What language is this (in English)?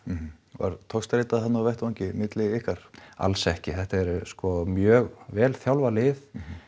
Icelandic